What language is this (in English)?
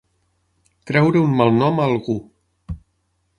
Catalan